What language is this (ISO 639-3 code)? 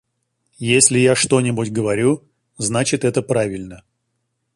rus